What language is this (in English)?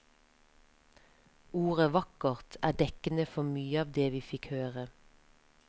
Norwegian